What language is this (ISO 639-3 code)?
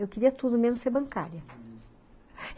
por